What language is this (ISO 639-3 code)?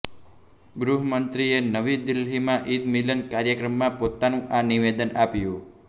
guj